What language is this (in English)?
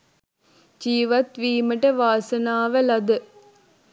Sinhala